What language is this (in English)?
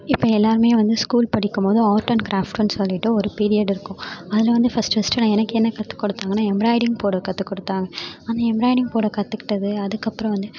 Tamil